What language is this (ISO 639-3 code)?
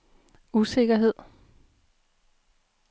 dan